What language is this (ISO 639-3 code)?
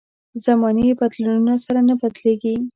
pus